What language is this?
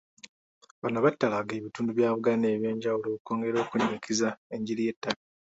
Ganda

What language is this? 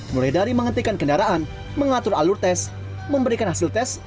Indonesian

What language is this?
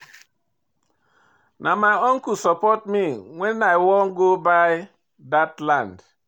Nigerian Pidgin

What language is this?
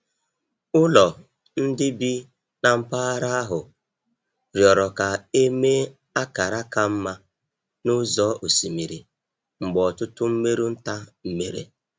Igbo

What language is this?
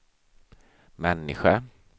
Swedish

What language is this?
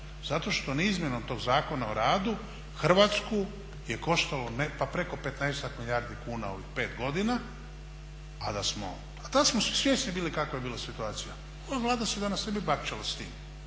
Croatian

